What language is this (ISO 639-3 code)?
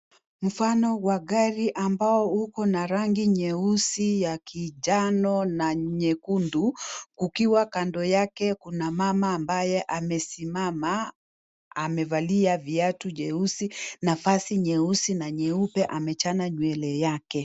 swa